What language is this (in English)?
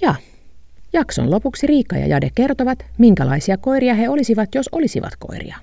Finnish